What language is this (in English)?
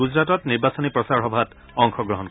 Assamese